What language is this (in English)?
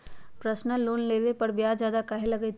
Magahi